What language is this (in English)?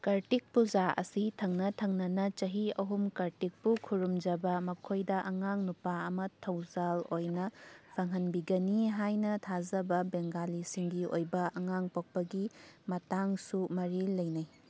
Manipuri